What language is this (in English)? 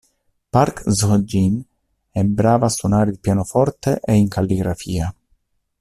Italian